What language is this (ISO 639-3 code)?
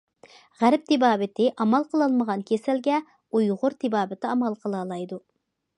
uig